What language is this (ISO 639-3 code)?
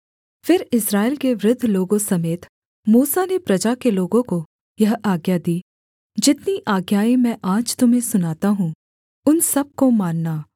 hin